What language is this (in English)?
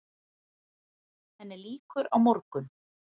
Icelandic